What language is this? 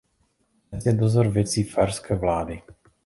Czech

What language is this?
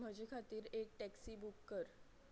Konkani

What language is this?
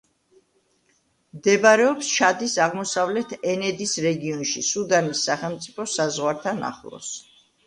Georgian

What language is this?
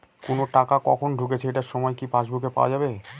Bangla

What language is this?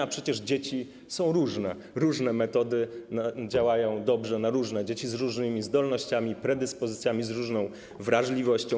Polish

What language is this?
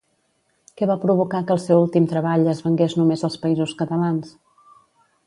Catalan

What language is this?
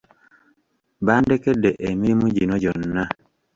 Ganda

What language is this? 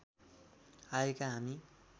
Nepali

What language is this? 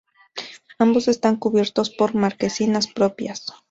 Spanish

